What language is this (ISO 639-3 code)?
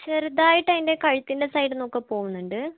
mal